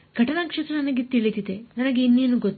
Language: Kannada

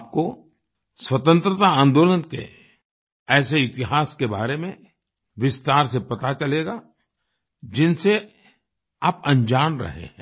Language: Hindi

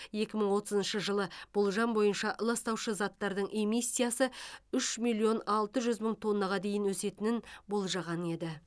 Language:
Kazakh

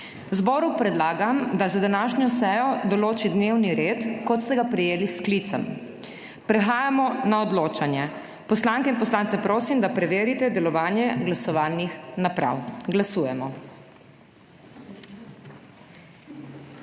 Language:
Slovenian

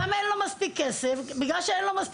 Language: Hebrew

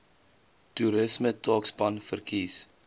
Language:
Afrikaans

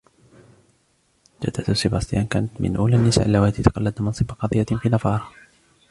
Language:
Arabic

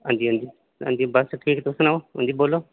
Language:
Dogri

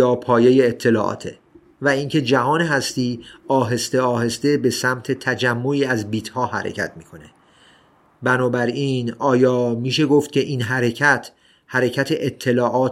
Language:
Persian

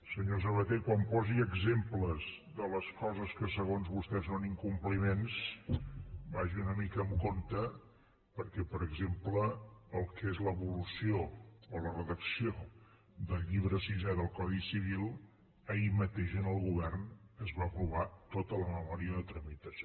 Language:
Catalan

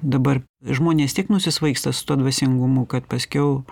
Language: Lithuanian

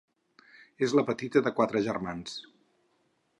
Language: Catalan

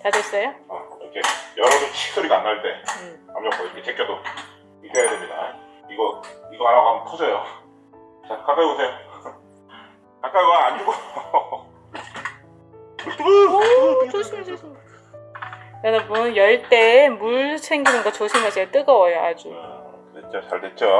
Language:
Korean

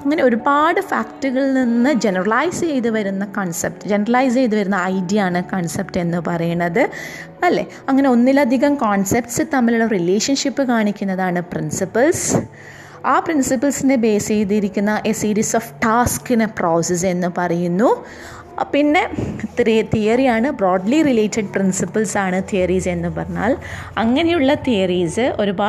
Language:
Malayalam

